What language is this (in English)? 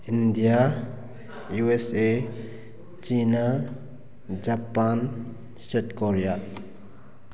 Manipuri